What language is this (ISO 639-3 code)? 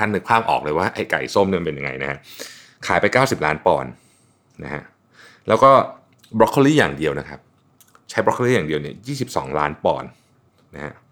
tha